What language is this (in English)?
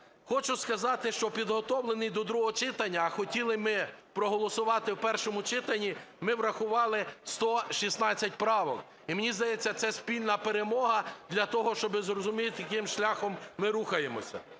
Ukrainian